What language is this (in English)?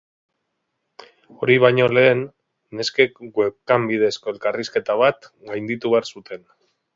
Basque